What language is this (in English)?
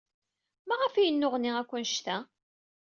Kabyle